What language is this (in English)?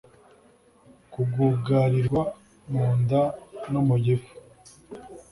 Kinyarwanda